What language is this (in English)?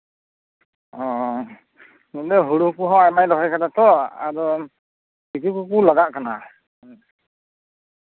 Santali